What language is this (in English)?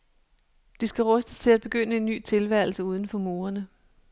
Danish